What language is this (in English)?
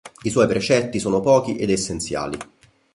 Italian